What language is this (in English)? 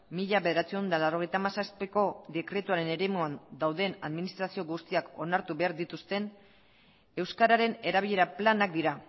Basque